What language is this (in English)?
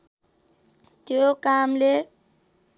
Nepali